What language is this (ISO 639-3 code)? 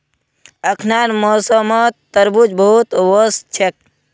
mag